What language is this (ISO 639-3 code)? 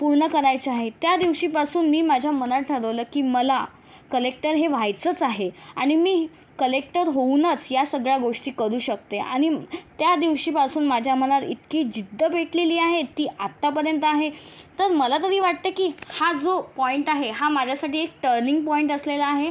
mar